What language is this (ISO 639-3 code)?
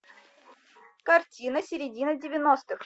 rus